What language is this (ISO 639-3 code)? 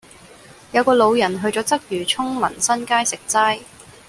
yue